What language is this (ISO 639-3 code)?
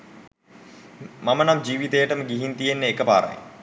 sin